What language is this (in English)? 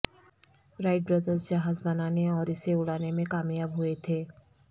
Urdu